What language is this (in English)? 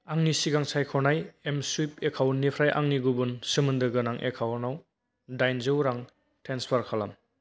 Bodo